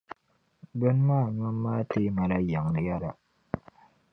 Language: Dagbani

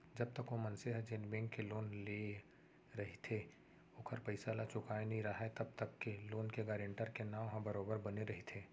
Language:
Chhattisgarhi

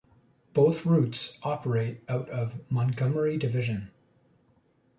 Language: English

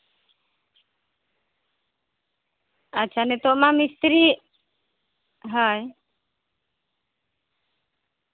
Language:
Santali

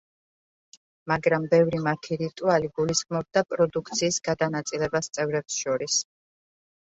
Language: Georgian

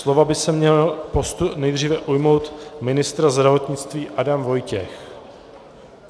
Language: Czech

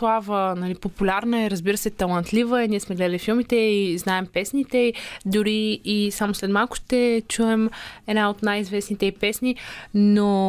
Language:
Bulgarian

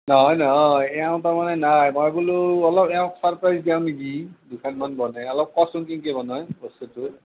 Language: Assamese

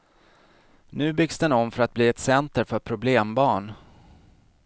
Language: Swedish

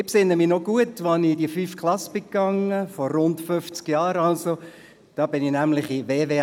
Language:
Swiss German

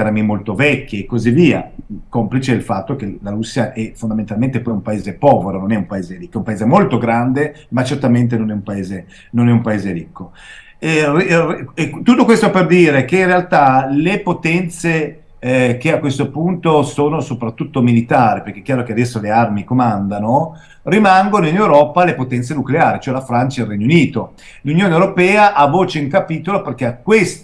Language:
Italian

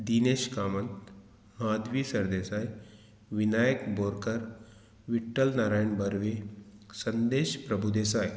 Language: Konkani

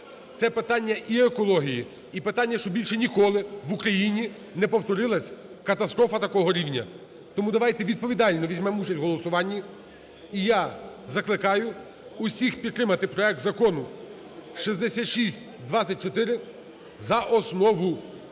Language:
Ukrainian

